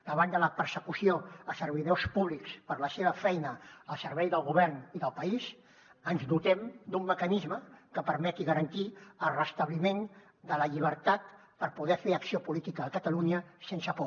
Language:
Catalan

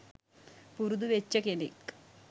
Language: Sinhala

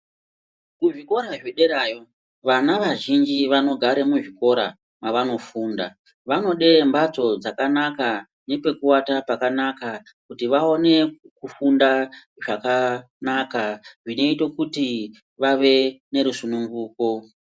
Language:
Ndau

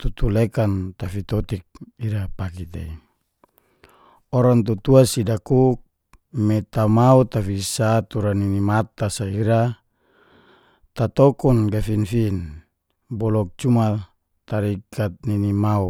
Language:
Geser-Gorom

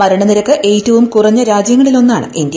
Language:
Malayalam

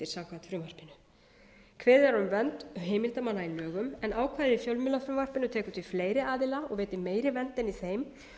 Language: Icelandic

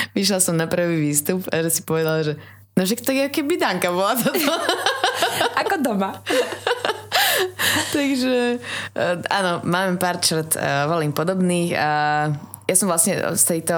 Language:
Slovak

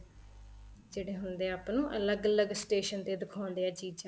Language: Punjabi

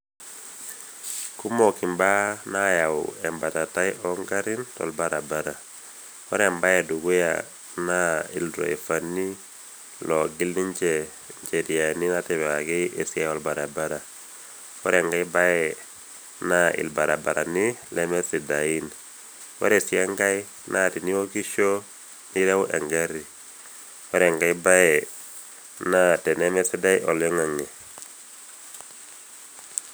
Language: Masai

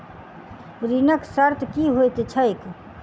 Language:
Maithili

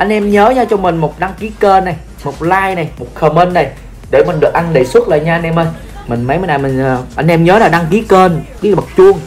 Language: Vietnamese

